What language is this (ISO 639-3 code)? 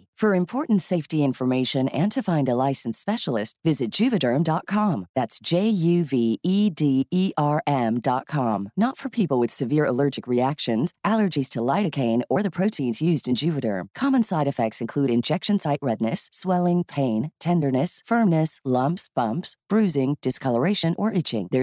fil